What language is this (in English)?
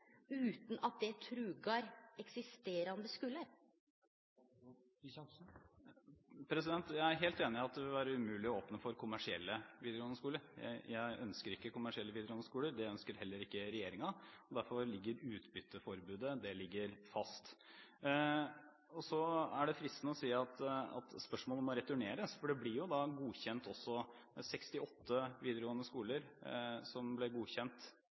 Norwegian